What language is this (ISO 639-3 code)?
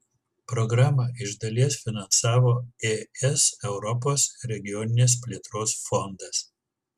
lit